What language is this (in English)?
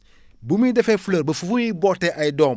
Wolof